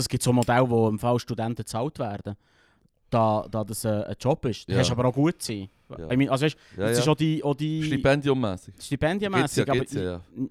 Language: German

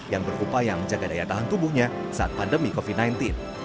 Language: Indonesian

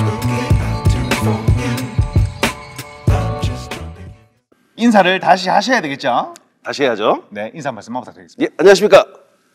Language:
Korean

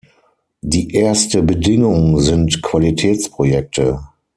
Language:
German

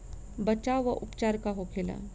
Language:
Bhojpuri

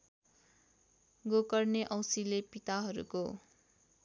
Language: Nepali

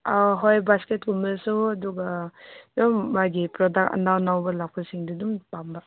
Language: Manipuri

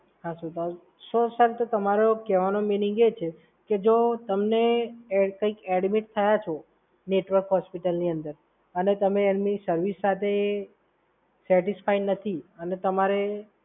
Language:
Gujarati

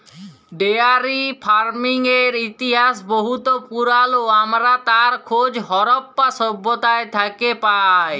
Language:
Bangla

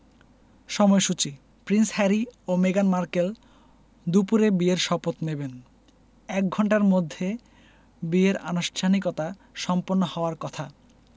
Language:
Bangla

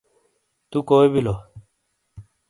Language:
Shina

